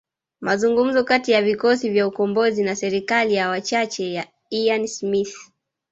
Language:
Swahili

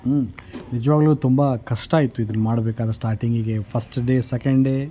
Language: Kannada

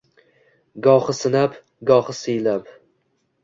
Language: Uzbek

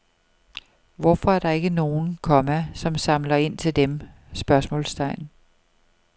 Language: Danish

